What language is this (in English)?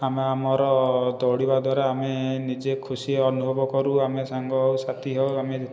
Odia